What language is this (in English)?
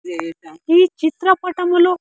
Telugu